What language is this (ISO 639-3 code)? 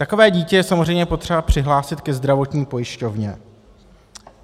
ces